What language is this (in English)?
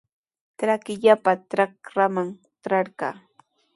Sihuas Ancash Quechua